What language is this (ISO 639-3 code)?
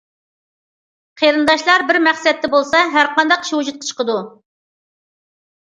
uig